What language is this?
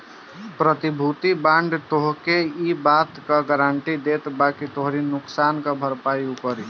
Bhojpuri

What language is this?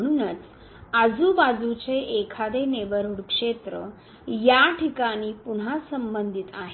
Marathi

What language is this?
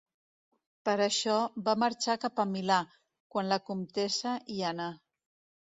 Catalan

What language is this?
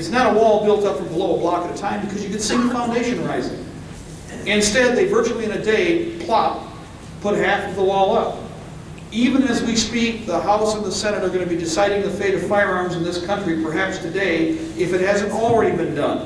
English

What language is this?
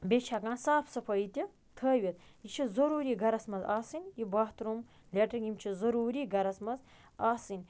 Kashmiri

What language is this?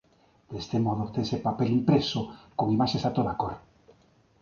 Galician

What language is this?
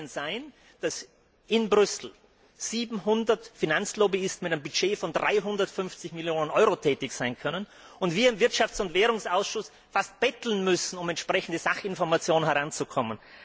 German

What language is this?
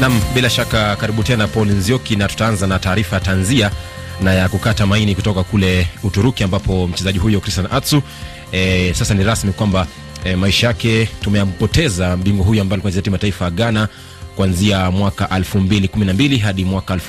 Swahili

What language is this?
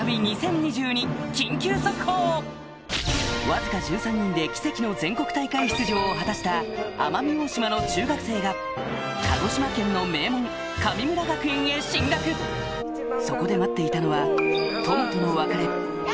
Japanese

